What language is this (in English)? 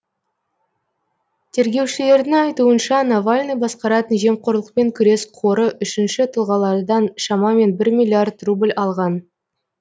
Kazakh